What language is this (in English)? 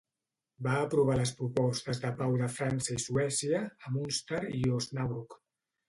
Catalan